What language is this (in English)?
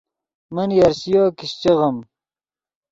Yidgha